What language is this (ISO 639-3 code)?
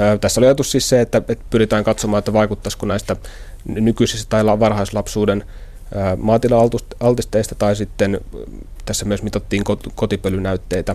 fin